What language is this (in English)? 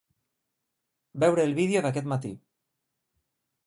Catalan